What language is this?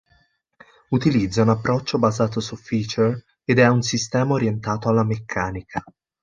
Italian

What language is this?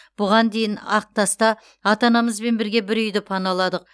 Kazakh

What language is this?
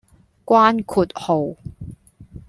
Cantonese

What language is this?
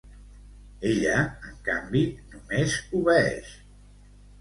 Catalan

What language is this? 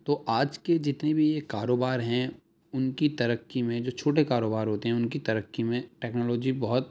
Urdu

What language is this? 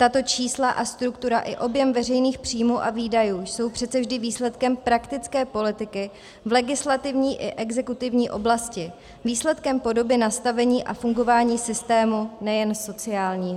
Czech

